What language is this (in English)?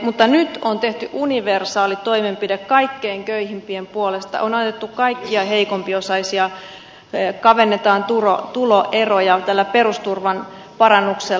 Finnish